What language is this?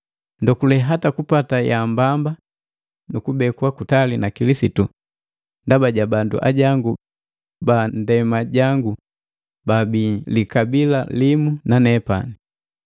Matengo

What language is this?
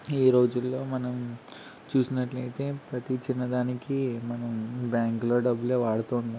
Telugu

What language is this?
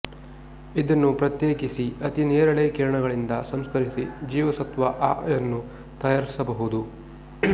Kannada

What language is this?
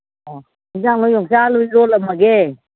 Manipuri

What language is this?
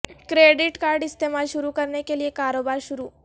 Urdu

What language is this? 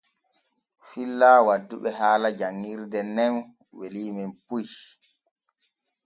Borgu Fulfulde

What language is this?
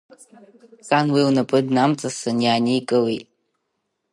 Abkhazian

